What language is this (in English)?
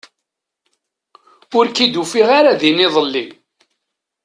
Kabyle